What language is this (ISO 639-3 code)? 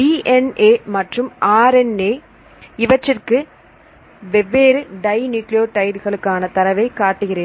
tam